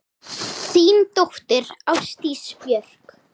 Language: Icelandic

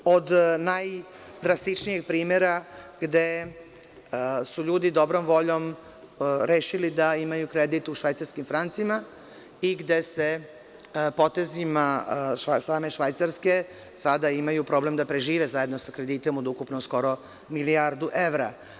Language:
Serbian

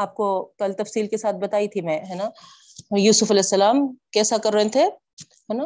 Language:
Urdu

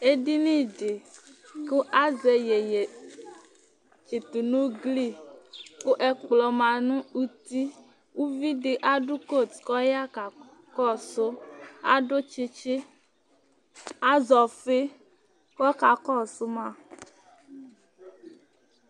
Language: Ikposo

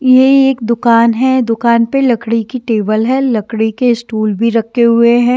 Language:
Hindi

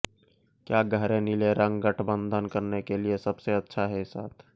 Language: Hindi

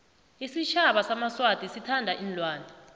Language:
South Ndebele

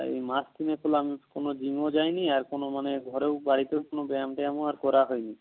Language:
Bangla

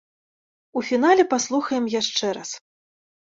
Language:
Belarusian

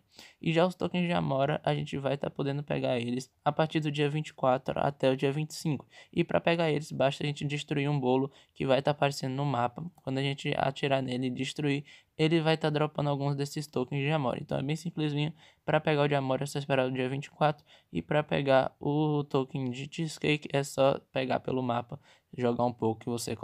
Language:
Portuguese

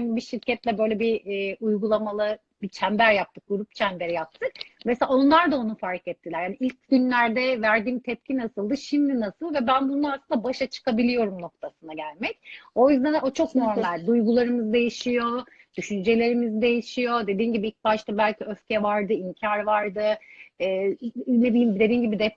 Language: Turkish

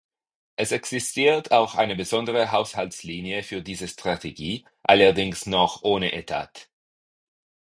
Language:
German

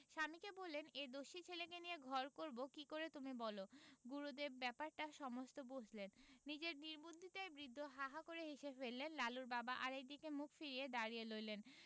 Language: Bangla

